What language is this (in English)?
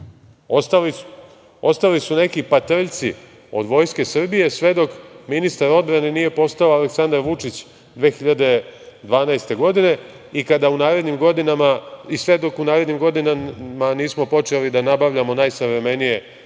Serbian